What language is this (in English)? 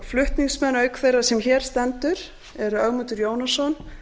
Icelandic